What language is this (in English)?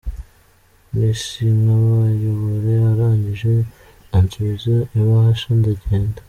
Kinyarwanda